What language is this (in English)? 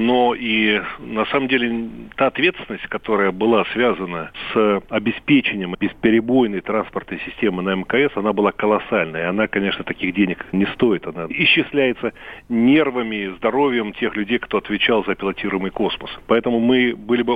Russian